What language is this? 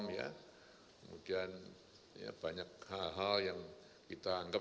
Indonesian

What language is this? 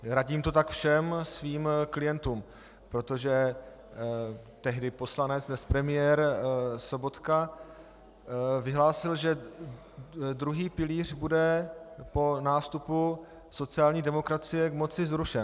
Czech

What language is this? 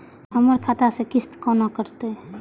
Maithili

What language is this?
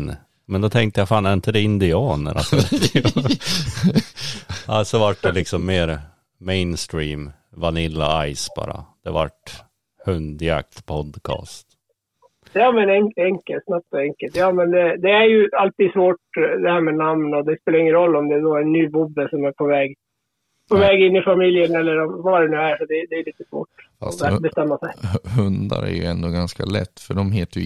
Swedish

